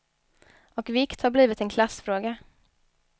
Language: Swedish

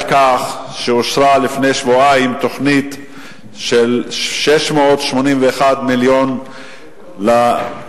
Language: Hebrew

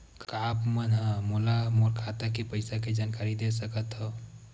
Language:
Chhattisgarhi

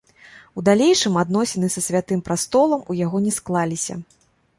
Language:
Belarusian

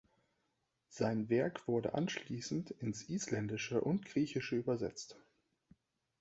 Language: German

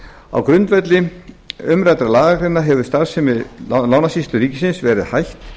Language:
Icelandic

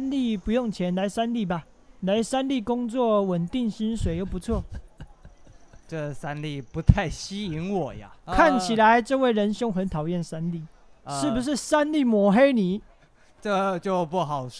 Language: Chinese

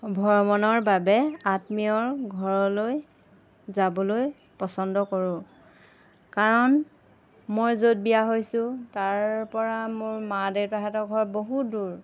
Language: Assamese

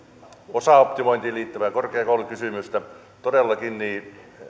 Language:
Finnish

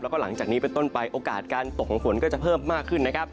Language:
Thai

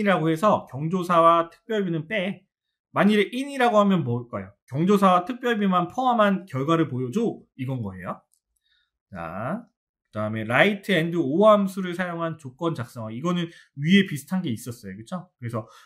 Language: Korean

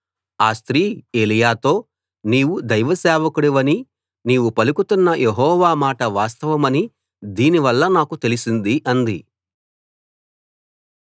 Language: Telugu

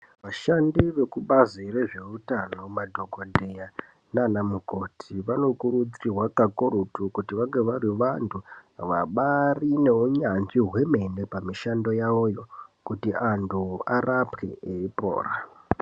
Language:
Ndau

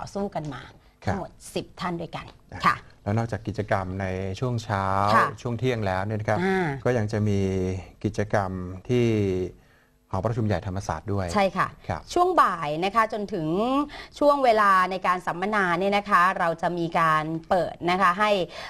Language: Thai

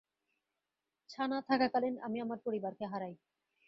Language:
Bangla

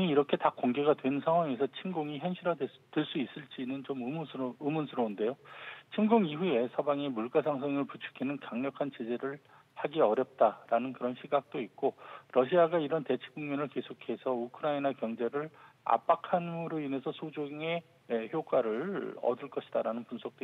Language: Korean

